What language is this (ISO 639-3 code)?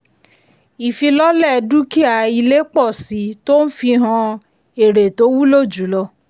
yor